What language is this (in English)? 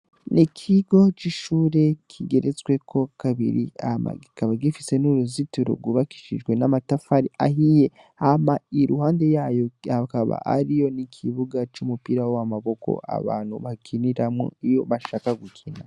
Rundi